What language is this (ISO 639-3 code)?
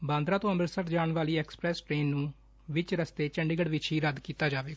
pan